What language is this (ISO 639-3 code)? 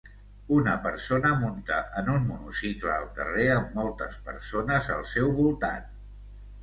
cat